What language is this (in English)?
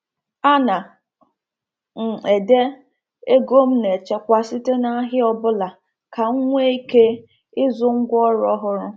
Igbo